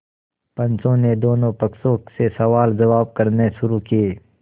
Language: Hindi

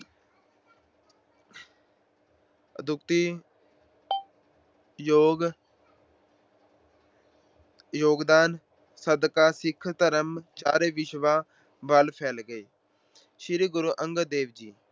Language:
Punjabi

